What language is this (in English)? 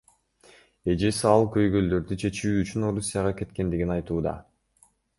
Kyrgyz